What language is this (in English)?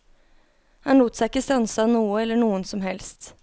Norwegian